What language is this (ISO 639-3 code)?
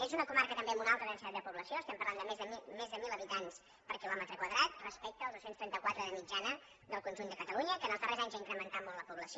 cat